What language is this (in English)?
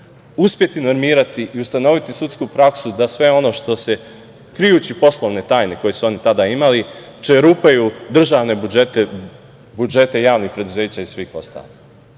Serbian